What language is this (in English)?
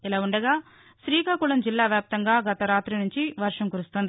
Telugu